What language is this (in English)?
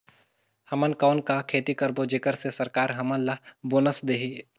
Chhattisgarhi